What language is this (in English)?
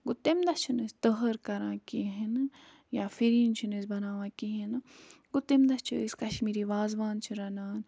Kashmiri